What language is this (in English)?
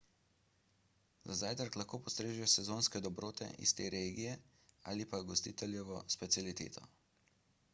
Slovenian